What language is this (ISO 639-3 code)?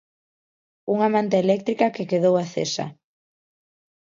glg